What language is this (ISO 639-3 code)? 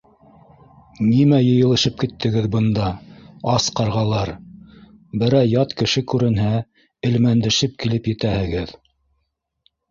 bak